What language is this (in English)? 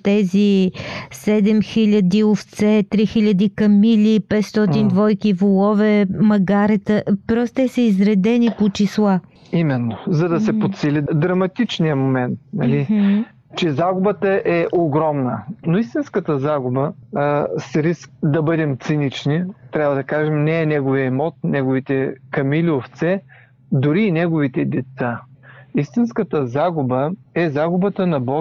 Bulgarian